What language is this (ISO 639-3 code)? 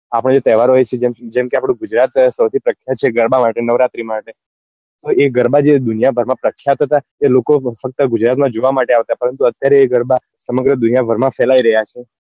guj